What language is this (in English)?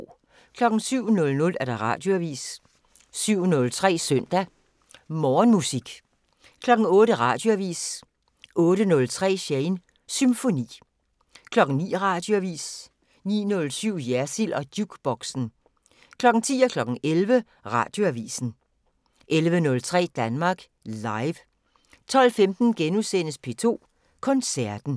Danish